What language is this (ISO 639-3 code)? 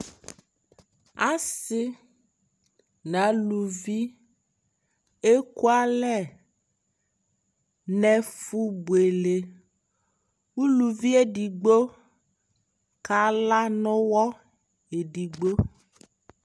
kpo